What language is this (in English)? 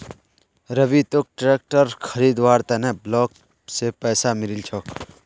Magahi